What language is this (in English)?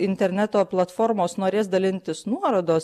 Lithuanian